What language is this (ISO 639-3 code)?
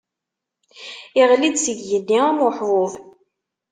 kab